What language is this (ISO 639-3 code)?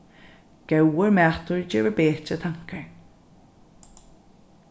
fao